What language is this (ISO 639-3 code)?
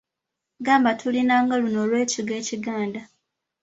lug